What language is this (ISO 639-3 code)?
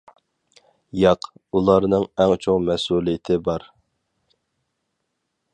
uig